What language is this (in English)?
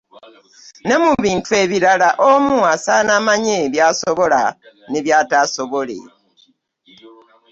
Ganda